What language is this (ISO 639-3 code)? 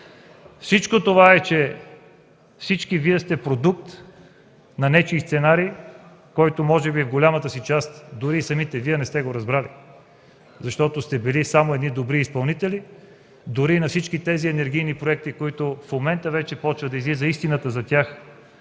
bul